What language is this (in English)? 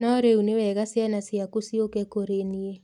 Kikuyu